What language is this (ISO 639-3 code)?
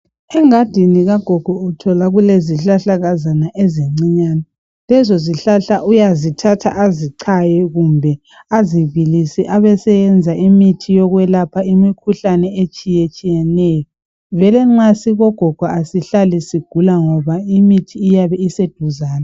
nde